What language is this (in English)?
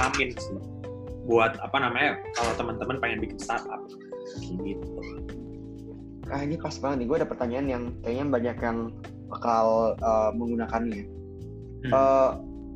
Indonesian